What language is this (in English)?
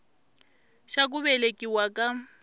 Tsonga